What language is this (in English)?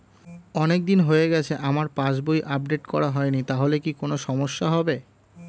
Bangla